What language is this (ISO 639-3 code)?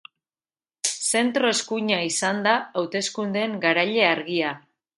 eus